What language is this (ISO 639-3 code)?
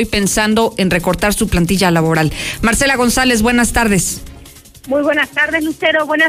spa